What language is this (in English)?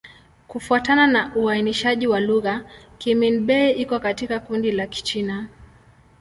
Swahili